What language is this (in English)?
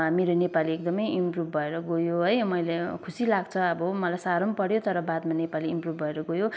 Nepali